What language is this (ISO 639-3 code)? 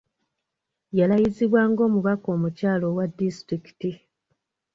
lug